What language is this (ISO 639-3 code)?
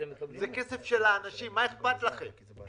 heb